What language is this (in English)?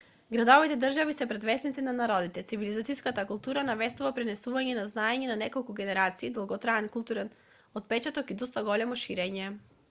Macedonian